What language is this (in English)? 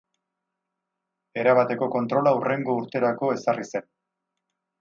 Basque